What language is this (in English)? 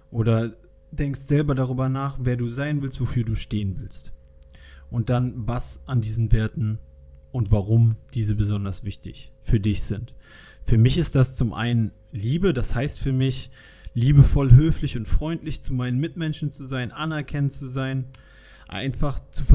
German